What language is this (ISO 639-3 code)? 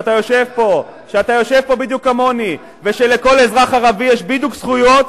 heb